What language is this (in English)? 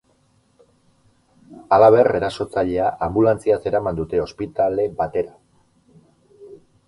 Basque